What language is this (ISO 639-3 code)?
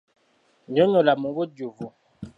lug